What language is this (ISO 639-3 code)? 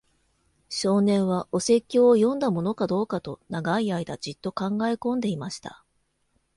jpn